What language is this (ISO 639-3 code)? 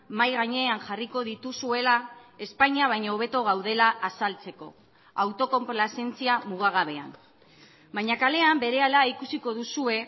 eus